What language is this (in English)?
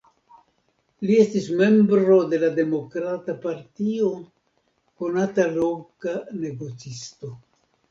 Esperanto